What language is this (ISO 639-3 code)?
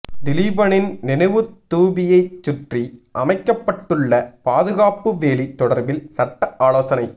tam